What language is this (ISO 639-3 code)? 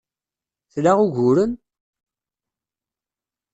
kab